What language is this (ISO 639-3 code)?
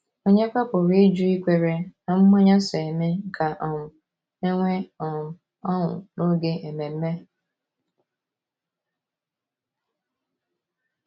ibo